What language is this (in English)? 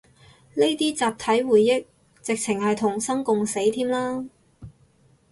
Cantonese